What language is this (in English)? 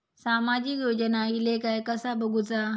Marathi